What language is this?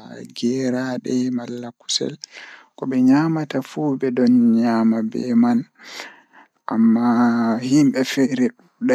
Fula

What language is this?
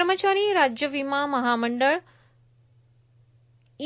Marathi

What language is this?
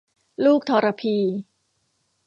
Thai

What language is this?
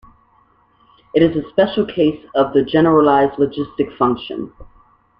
English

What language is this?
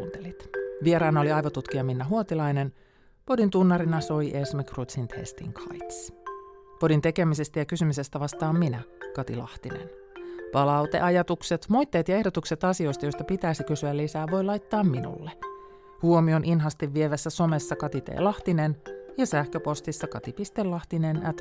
Finnish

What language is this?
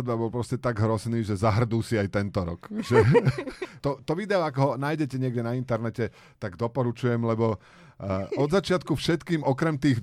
Slovak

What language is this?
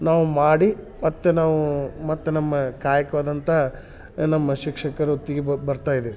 Kannada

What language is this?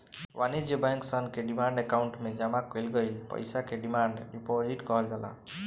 Bhojpuri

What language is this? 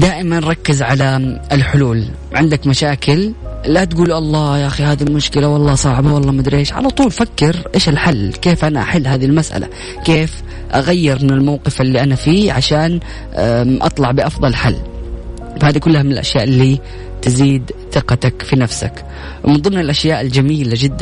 Arabic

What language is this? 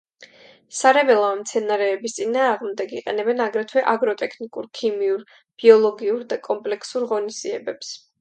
Georgian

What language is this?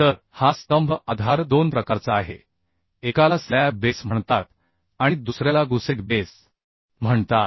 Marathi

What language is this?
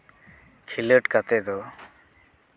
Santali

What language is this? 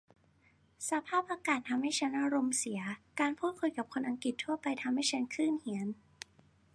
Thai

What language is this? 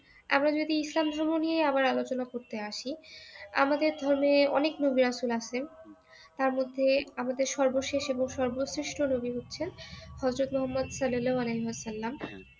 Bangla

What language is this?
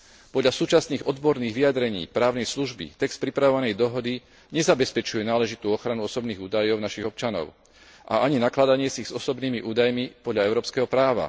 Slovak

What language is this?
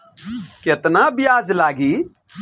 Bhojpuri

